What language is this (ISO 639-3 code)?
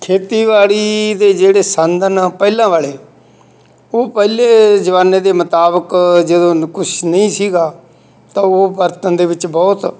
pan